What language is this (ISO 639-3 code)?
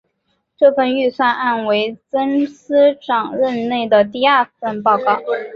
zho